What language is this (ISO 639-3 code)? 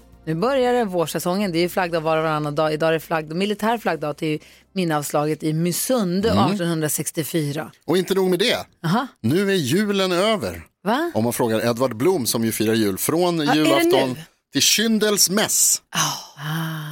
swe